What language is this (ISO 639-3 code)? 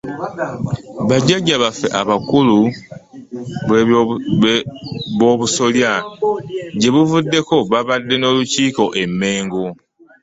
lug